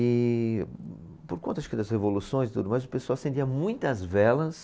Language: Portuguese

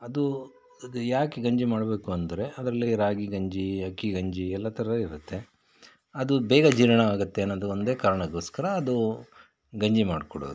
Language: Kannada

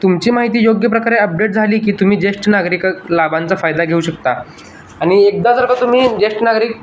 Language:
Marathi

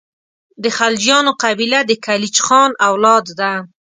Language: Pashto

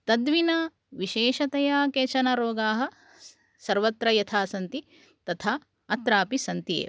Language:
Sanskrit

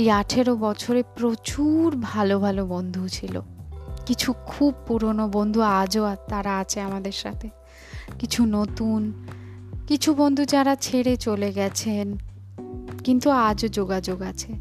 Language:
Bangla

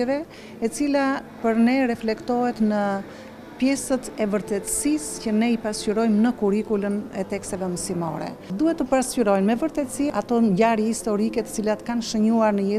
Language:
Romanian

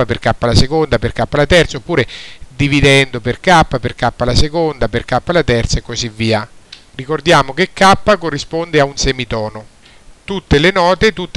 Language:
Italian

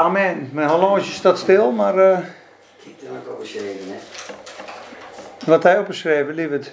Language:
Dutch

